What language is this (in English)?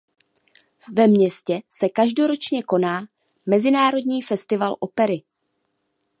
Czech